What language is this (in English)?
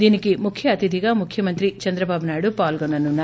Telugu